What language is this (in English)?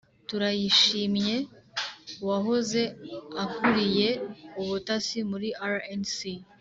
Kinyarwanda